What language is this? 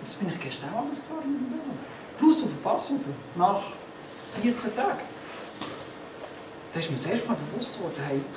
German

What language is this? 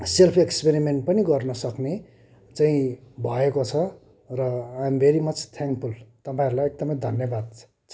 Nepali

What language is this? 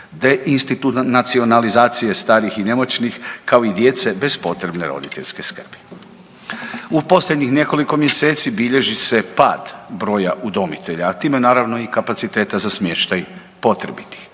Croatian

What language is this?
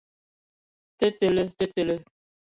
Ewondo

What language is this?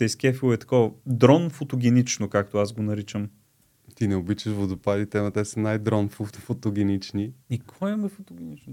Bulgarian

